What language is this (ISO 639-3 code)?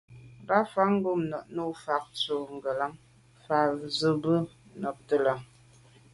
byv